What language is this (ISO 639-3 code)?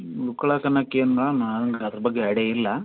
kan